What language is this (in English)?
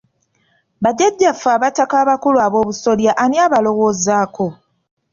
Ganda